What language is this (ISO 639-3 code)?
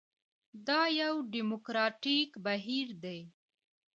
pus